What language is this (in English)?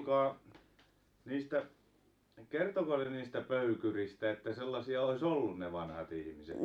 Finnish